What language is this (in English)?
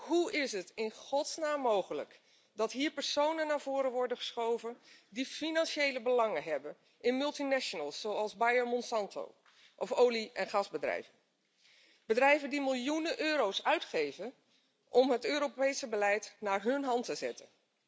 Dutch